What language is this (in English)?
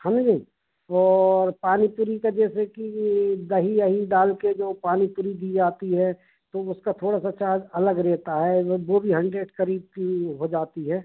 Hindi